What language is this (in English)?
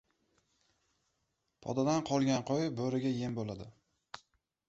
Uzbek